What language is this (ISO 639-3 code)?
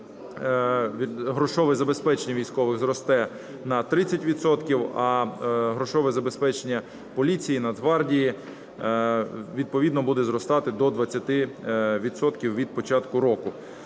ukr